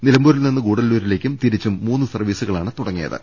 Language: Malayalam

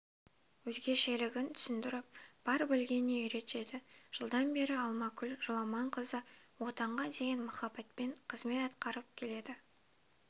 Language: Kazakh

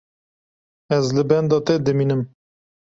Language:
Kurdish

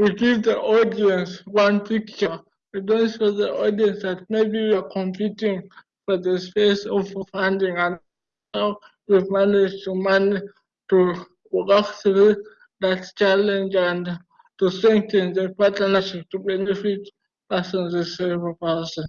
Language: English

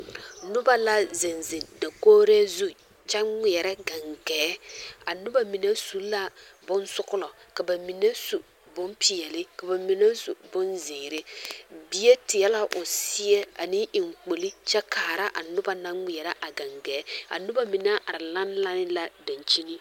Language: Southern Dagaare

